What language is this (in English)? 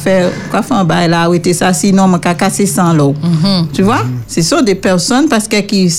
French